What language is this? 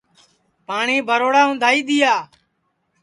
Sansi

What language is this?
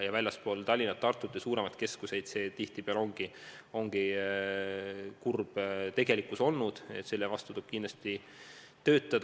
Estonian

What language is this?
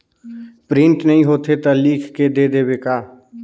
Chhattisgarhi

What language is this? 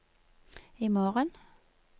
Norwegian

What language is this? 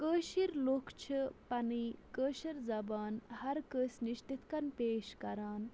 Kashmiri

